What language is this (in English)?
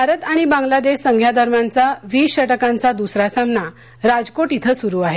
Marathi